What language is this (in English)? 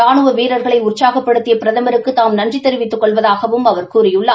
Tamil